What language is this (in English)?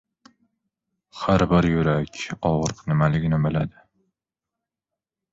Uzbek